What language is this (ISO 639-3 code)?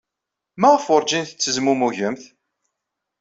kab